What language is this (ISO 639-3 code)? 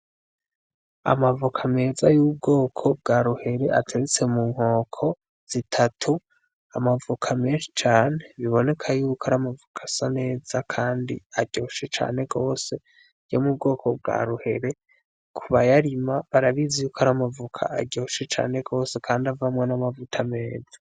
run